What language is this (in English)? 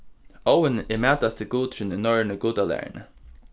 Faroese